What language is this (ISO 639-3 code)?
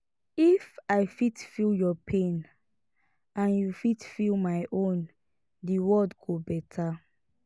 pcm